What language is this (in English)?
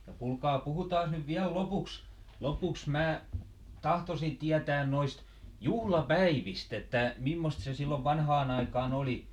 Finnish